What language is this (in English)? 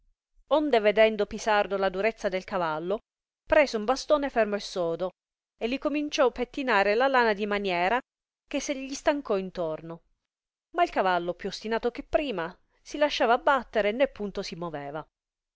Italian